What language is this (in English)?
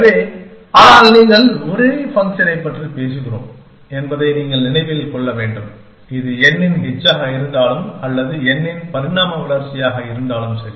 Tamil